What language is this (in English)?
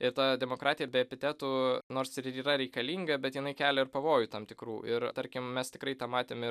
Lithuanian